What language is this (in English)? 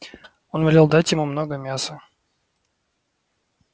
Russian